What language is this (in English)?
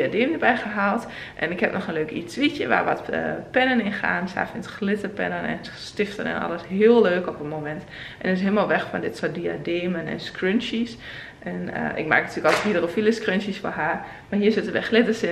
Dutch